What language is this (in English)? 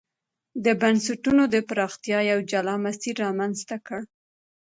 Pashto